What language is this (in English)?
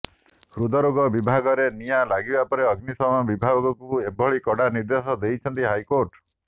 Odia